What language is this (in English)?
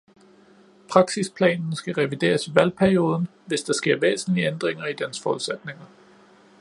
Danish